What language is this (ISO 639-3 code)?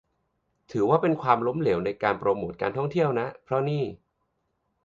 tha